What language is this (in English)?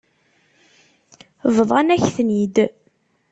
Kabyle